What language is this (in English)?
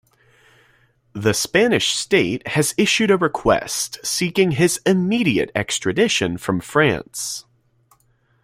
English